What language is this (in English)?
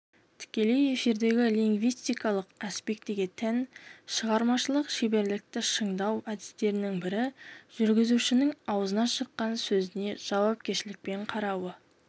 Kazakh